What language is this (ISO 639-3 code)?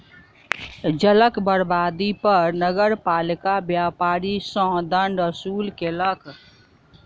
mai